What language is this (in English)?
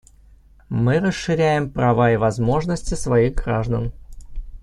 Russian